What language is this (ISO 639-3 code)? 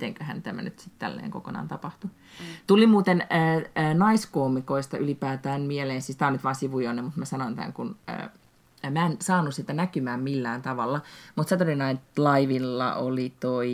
fin